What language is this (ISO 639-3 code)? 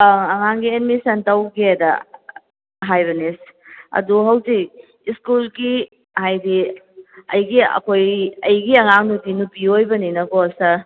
mni